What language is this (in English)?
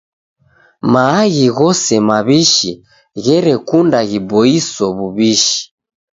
Taita